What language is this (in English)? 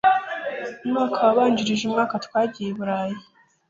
Kinyarwanda